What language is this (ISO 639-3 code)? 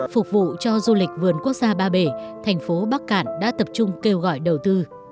vie